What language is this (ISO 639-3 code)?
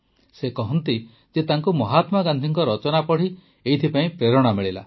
ori